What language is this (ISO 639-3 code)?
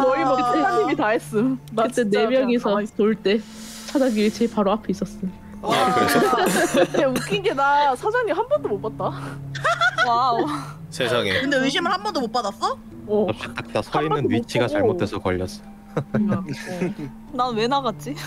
kor